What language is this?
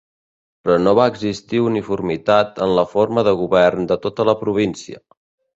Catalan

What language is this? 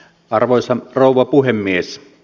Finnish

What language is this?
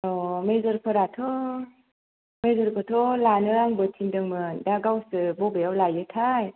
Bodo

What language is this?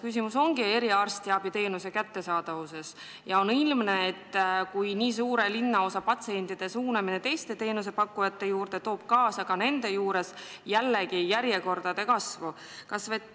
Estonian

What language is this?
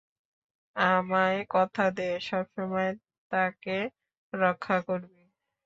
Bangla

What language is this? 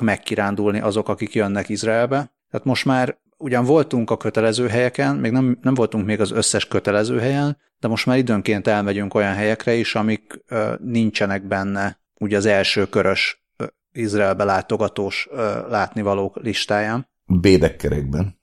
Hungarian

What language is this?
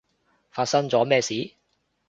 Cantonese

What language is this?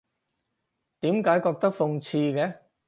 Cantonese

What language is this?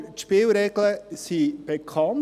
Swiss German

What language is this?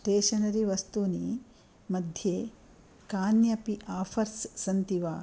Sanskrit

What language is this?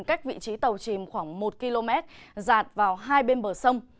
Vietnamese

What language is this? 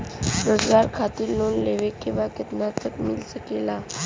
Bhojpuri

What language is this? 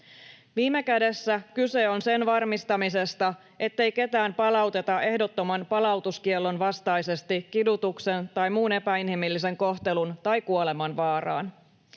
Finnish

